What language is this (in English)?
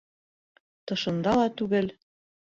Bashkir